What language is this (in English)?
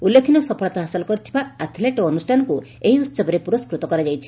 Odia